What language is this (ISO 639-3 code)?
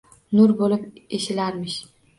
uzb